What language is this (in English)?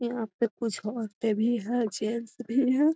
Magahi